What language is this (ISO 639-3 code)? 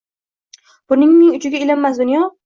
uzb